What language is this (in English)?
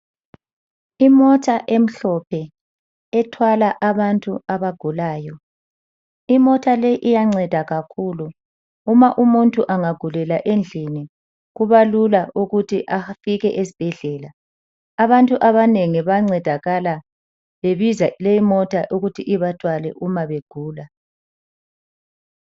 North Ndebele